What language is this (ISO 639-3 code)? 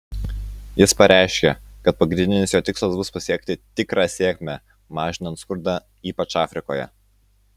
lit